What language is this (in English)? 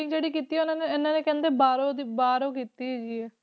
Punjabi